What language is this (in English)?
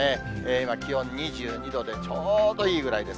Japanese